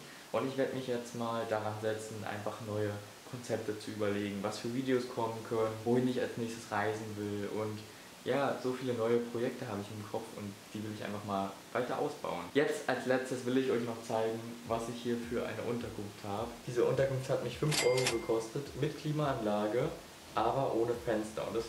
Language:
German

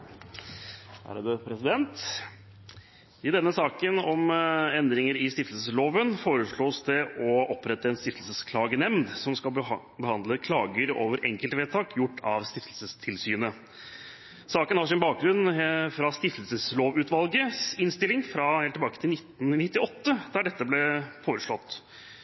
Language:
Norwegian Bokmål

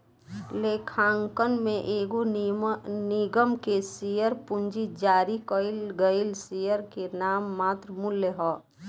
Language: Bhojpuri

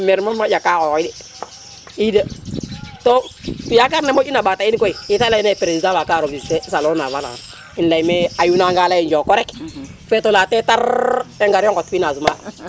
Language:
Serer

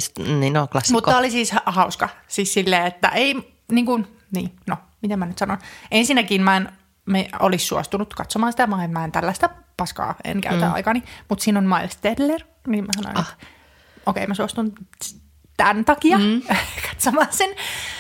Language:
Finnish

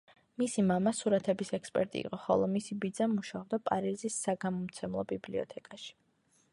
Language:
Georgian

